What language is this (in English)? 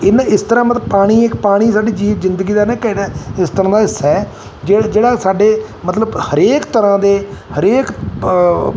Punjabi